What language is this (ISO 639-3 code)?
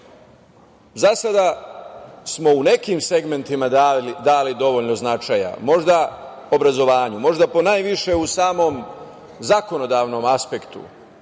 srp